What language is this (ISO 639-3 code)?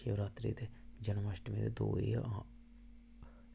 doi